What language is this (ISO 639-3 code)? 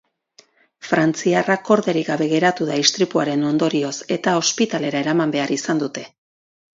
eus